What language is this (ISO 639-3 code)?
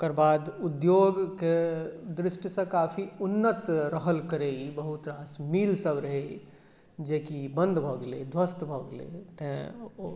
mai